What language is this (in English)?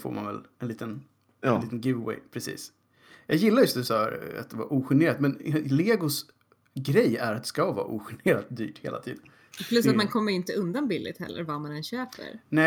Swedish